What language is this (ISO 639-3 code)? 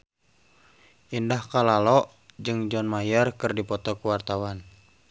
sun